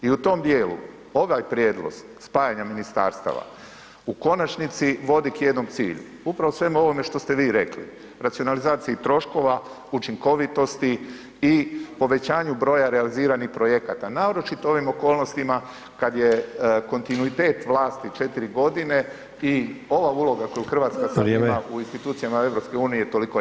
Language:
Croatian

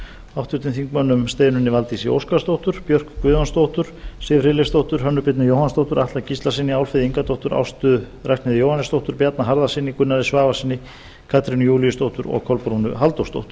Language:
Icelandic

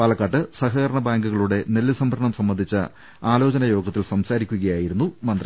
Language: Malayalam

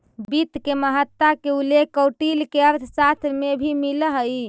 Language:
Magahi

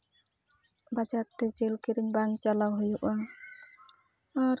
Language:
Santali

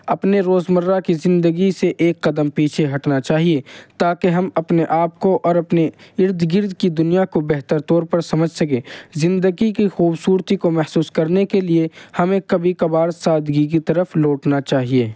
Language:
Urdu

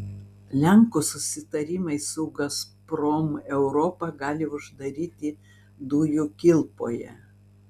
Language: Lithuanian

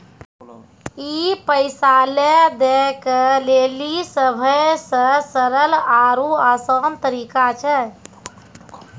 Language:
Maithili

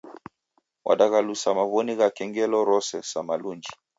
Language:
Taita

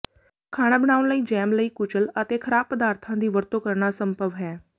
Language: Punjabi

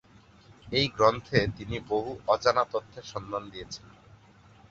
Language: Bangla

